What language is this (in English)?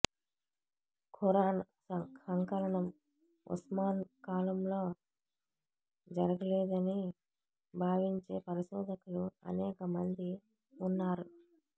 Telugu